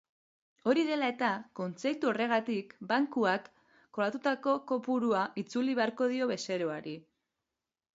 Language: Basque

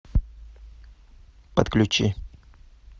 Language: Russian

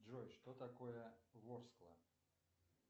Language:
Russian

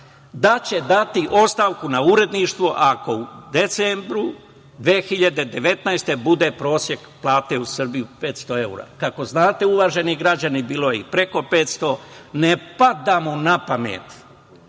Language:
Serbian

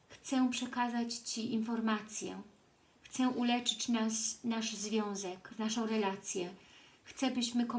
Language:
Polish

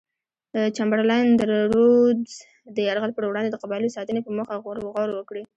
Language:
Pashto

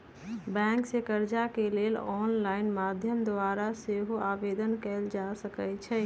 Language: Magahi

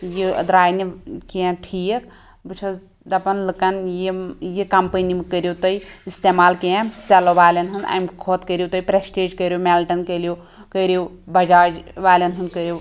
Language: Kashmiri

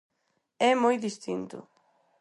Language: Galician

